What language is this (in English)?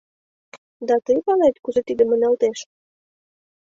Mari